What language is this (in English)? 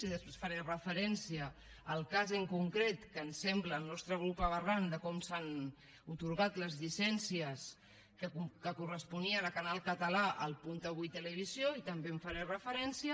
Catalan